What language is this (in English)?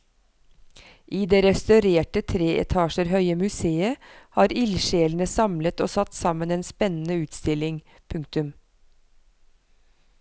Norwegian